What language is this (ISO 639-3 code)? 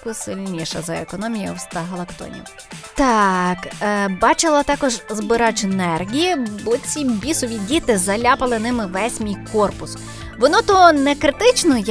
ukr